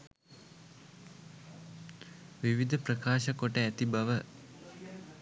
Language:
Sinhala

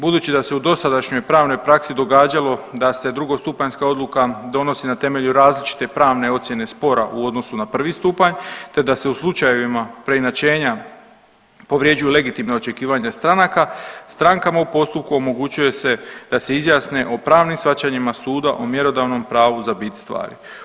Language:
Croatian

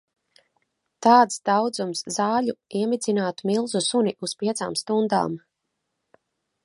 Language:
Latvian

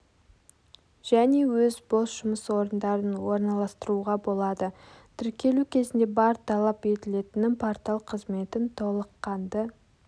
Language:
Kazakh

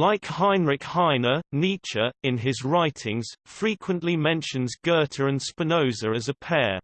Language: English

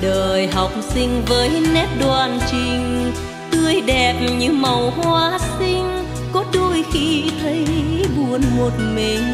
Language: Vietnamese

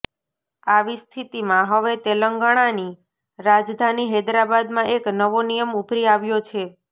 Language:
Gujarati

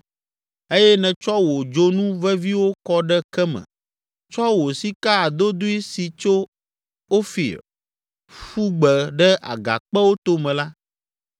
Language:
Ewe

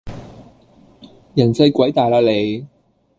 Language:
Cantonese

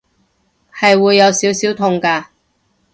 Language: Cantonese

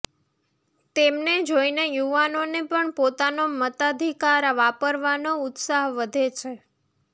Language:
Gujarati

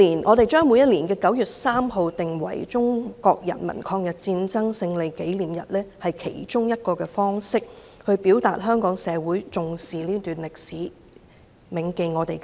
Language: Cantonese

